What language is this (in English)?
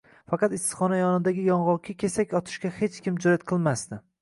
Uzbek